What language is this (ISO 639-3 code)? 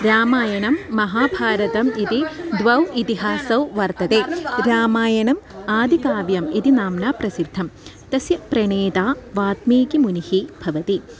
san